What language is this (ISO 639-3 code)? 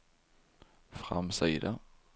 swe